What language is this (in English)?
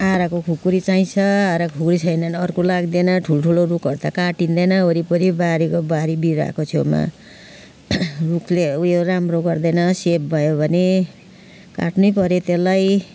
Nepali